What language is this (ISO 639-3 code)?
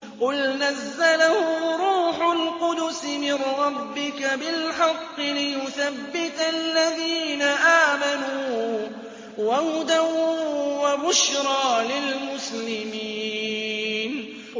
ara